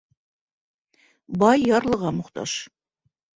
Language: Bashkir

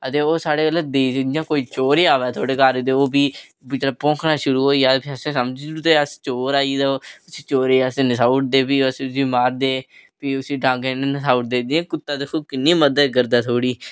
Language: Dogri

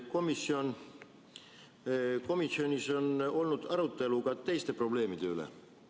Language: Estonian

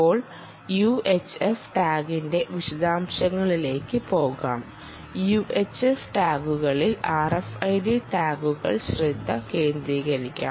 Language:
Malayalam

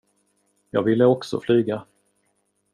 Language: Swedish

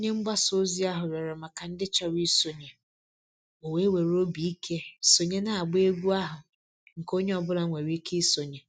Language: Igbo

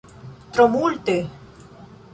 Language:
Esperanto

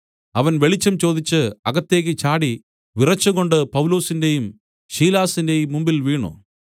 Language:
Malayalam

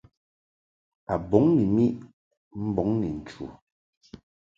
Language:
Mungaka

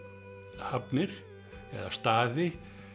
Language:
Icelandic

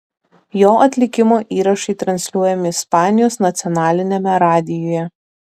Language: Lithuanian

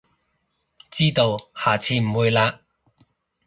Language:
Cantonese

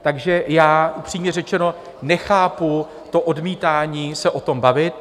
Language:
Czech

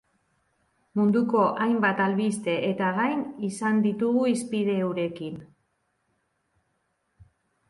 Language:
Basque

